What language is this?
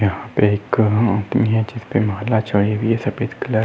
Hindi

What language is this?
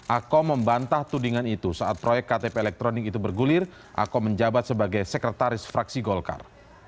Indonesian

